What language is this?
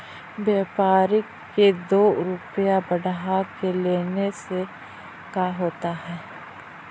Magahi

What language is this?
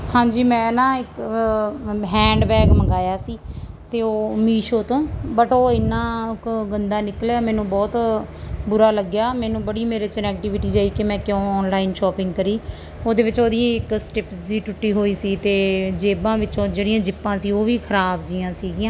Punjabi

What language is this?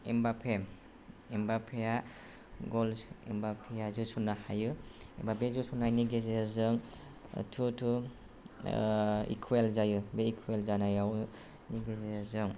Bodo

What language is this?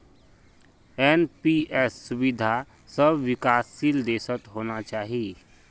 Magahi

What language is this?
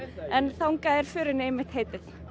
Icelandic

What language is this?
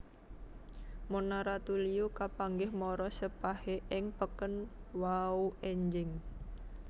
Javanese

